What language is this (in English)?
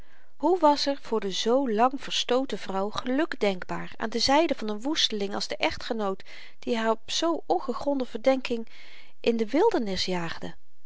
Dutch